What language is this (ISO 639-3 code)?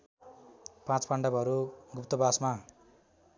nep